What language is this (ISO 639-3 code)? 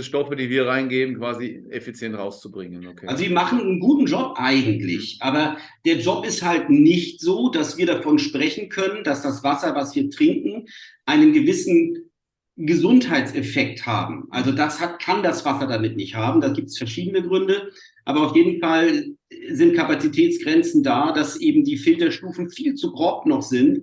deu